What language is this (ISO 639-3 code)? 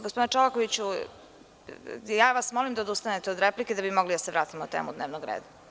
srp